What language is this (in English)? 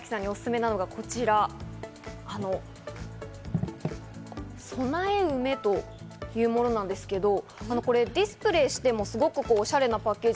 Japanese